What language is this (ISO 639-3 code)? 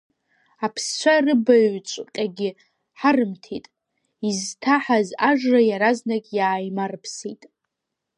abk